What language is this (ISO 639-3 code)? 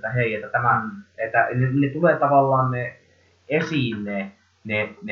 fin